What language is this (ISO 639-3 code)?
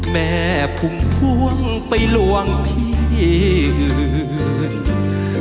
tha